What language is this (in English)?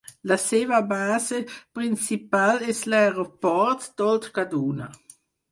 Catalan